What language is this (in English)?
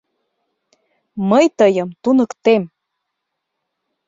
Mari